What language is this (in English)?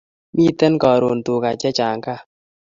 Kalenjin